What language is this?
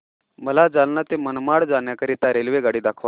Marathi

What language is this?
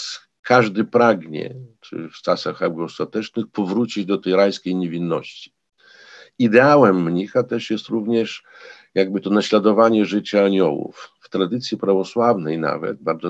Polish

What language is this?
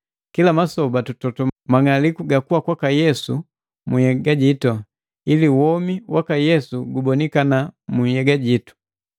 Matengo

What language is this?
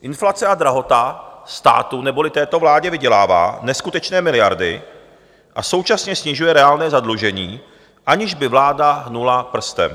Czech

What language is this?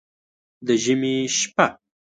Pashto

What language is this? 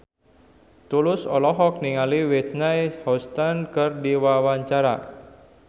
Sundanese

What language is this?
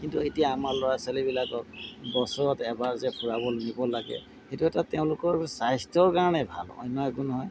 Assamese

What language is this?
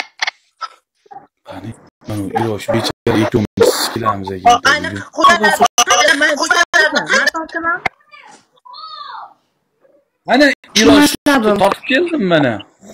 Turkish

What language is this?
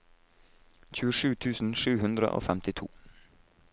Norwegian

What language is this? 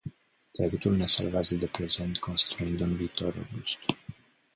Romanian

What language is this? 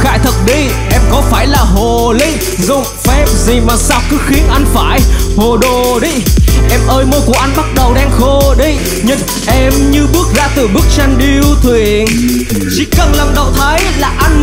Vietnamese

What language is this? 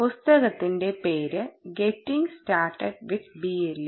Malayalam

